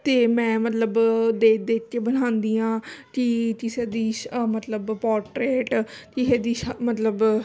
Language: Punjabi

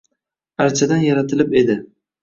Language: Uzbek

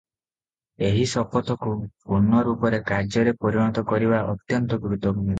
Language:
Odia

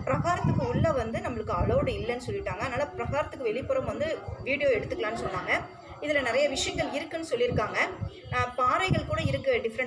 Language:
Tamil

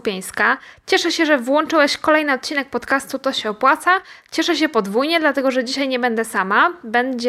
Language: Polish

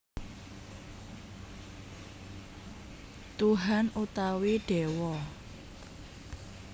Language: Javanese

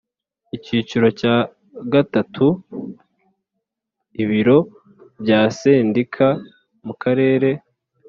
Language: Kinyarwanda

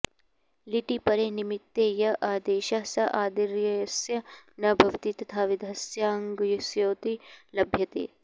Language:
Sanskrit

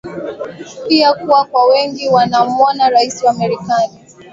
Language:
Swahili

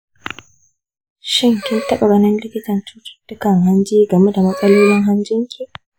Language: Hausa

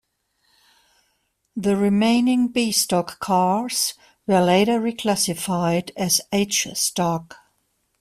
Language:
English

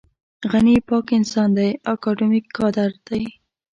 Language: Pashto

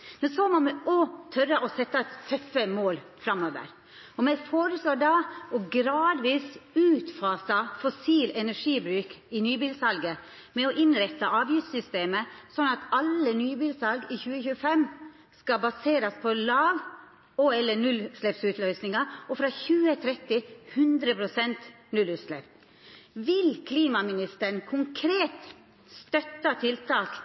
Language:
Norwegian Nynorsk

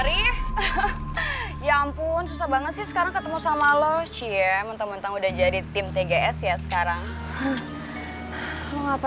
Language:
Indonesian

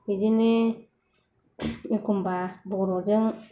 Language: Bodo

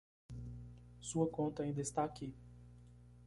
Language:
Portuguese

